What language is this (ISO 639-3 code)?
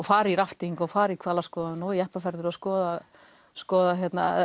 isl